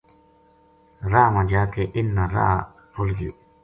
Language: Gujari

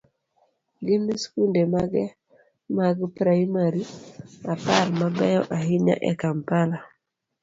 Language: Luo (Kenya and Tanzania)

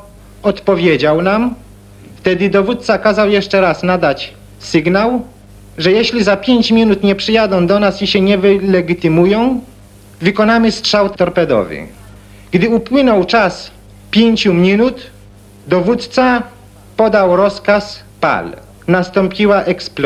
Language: Polish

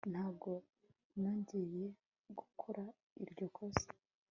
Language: Kinyarwanda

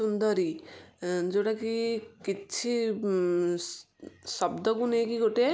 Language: Odia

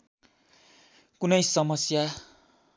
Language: Nepali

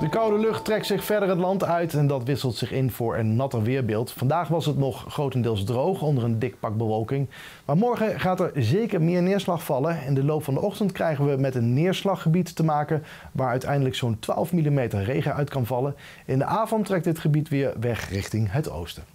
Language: Dutch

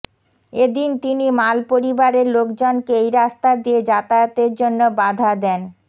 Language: Bangla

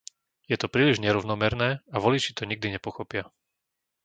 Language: Slovak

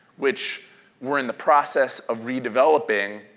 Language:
English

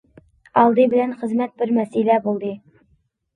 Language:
Uyghur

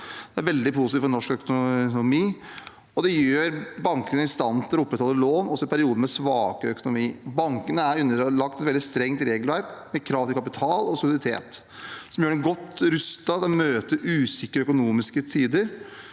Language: Norwegian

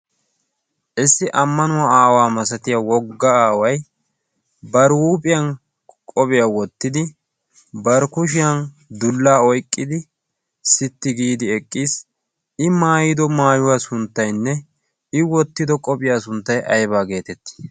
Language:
Wolaytta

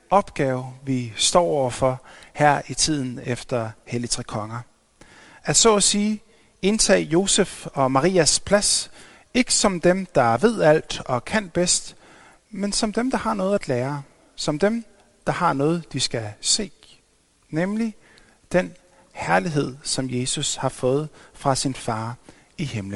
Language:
Danish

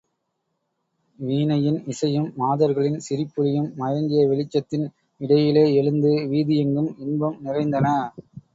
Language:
Tamil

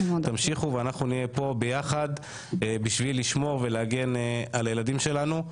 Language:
Hebrew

